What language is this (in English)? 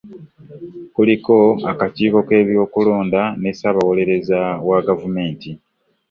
Ganda